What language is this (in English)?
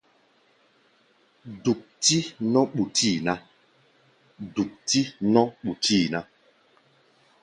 Gbaya